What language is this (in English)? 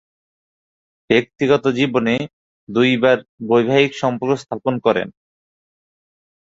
Bangla